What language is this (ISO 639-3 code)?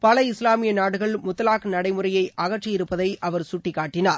tam